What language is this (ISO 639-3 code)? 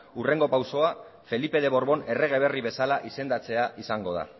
eus